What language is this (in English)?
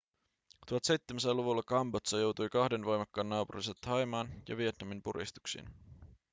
Finnish